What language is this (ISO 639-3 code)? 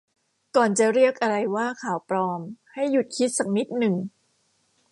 tha